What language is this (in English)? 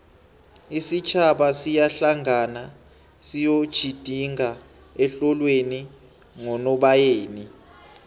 South Ndebele